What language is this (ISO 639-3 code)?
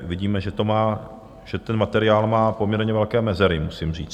ces